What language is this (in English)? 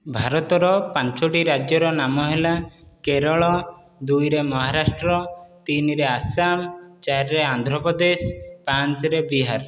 Odia